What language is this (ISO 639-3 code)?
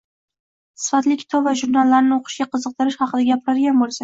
uzb